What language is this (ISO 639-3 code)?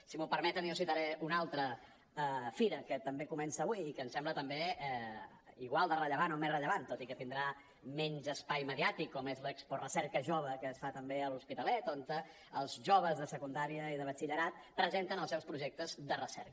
cat